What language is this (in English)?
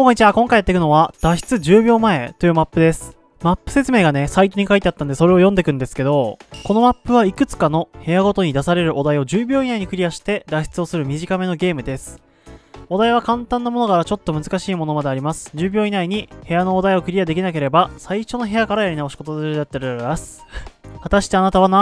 Japanese